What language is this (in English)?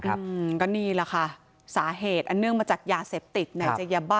Thai